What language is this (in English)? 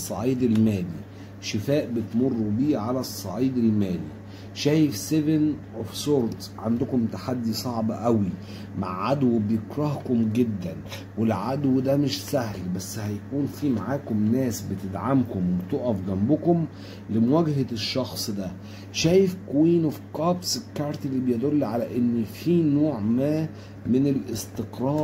Arabic